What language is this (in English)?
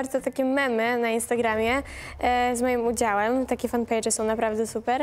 Polish